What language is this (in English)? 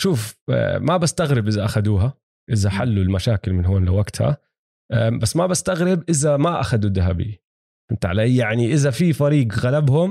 Arabic